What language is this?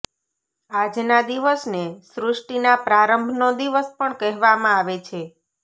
Gujarati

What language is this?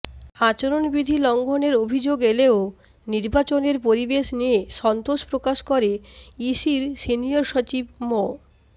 Bangla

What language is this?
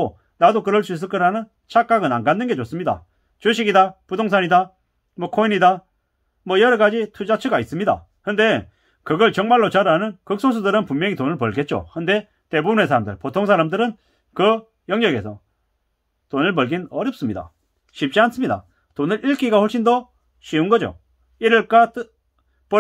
Korean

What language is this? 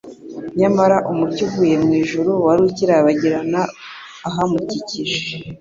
Kinyarwanda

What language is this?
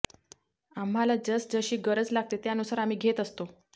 Marathi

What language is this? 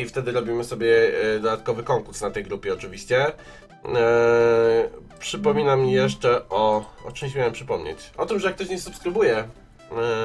Polish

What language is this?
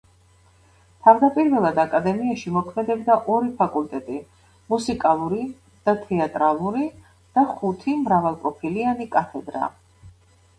Georgian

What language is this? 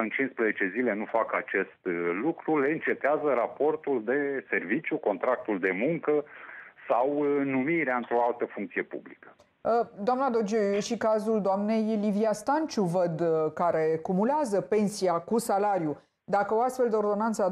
Romanian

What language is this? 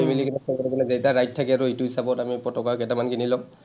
Assamese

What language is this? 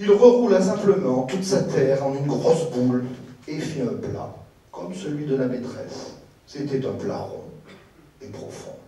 French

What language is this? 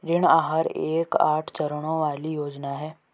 Hindi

